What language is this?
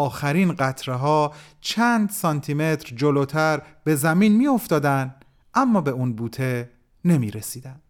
Persian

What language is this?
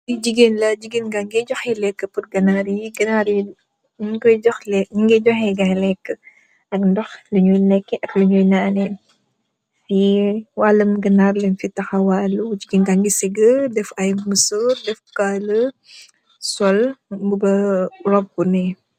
Wolof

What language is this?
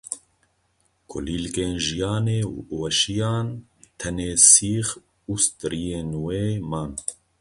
Kurdish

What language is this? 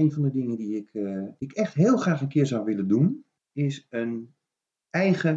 Dutch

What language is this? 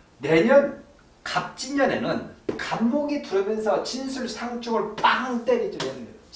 Korean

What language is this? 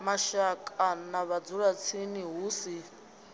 Venda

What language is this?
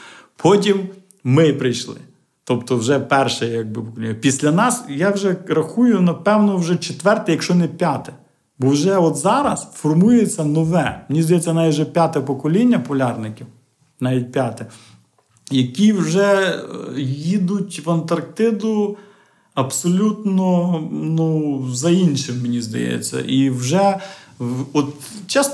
Ukrainian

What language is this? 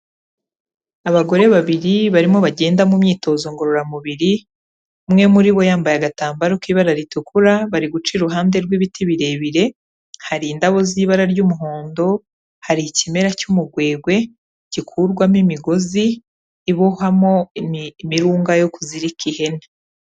Kinyarwanda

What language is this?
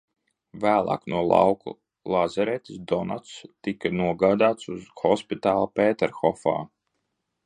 Latvian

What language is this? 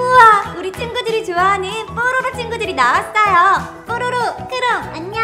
Korean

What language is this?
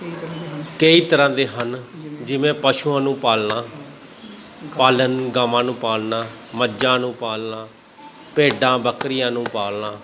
Punjabi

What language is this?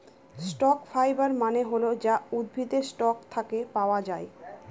Bangla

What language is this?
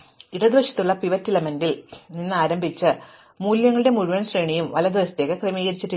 Malayalam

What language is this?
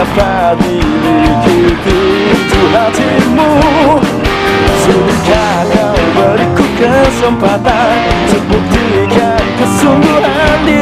Greek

